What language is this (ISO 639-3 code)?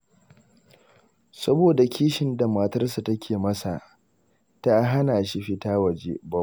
hau